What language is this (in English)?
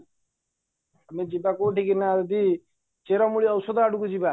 Odia